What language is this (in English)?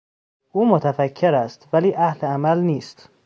Persian